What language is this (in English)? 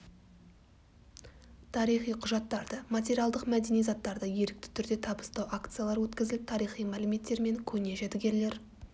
Kazakh